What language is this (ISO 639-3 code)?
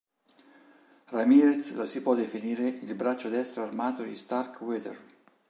ita